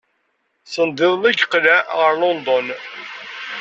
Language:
Kabyle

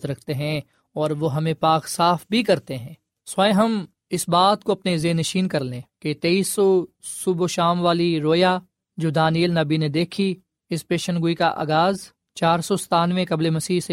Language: Urdu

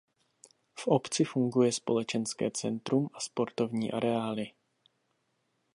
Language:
Czech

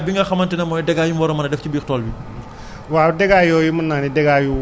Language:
Wolof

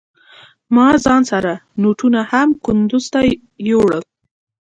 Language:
Pashto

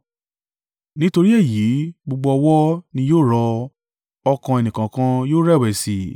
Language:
Yoruba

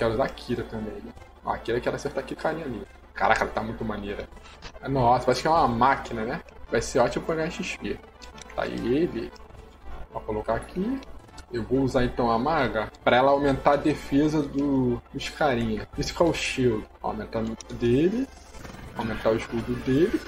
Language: Portuguese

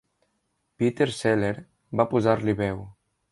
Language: Catalan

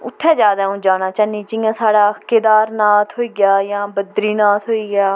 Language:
Dogri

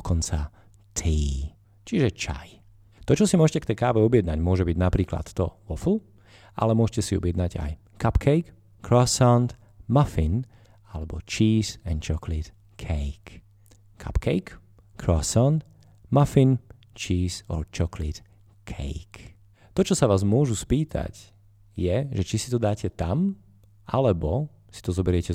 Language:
Slovak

